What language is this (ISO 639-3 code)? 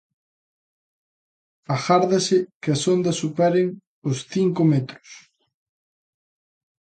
glg